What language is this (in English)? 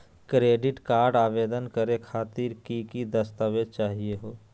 Magahi